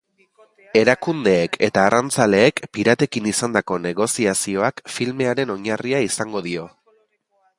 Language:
Basque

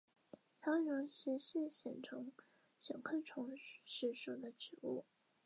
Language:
Chinese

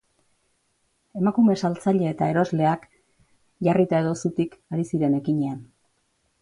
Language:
Basque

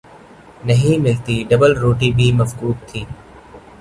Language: Urdu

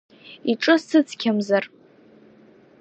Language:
Abkhazian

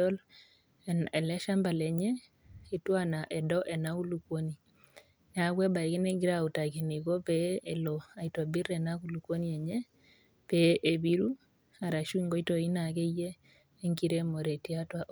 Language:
Masai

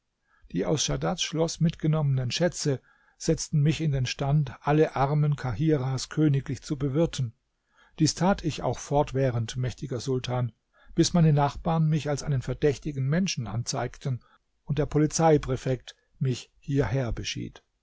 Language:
German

